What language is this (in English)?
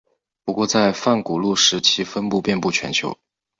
Chinese